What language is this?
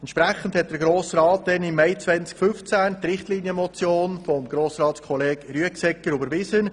Swiss German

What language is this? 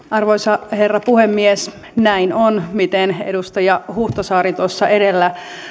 Finnish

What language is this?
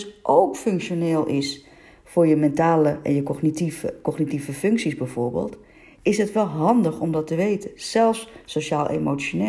Dutch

